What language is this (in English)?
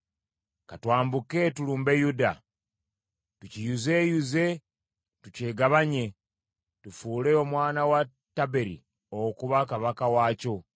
Ganda